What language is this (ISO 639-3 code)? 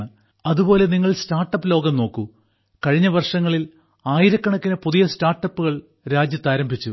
mal